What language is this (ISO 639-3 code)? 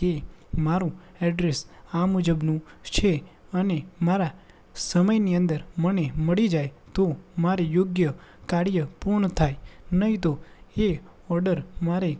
guj